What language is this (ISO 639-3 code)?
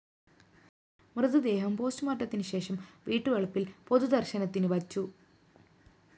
mal